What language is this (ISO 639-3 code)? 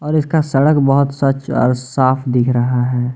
hin